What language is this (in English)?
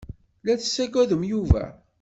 Kabyle